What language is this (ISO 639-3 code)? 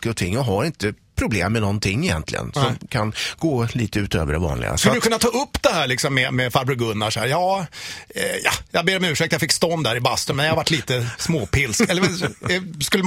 swe